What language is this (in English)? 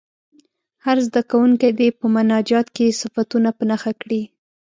Pashto